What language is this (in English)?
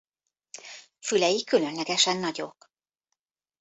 Hungarian